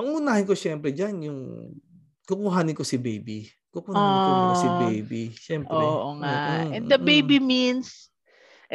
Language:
Filipino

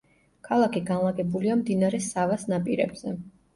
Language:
Georgian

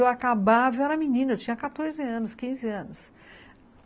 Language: Portuguese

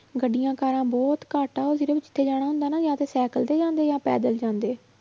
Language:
Punjabi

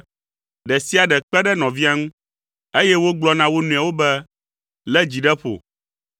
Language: Ewe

